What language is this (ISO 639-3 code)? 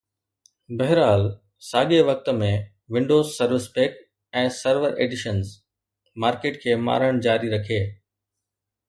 snd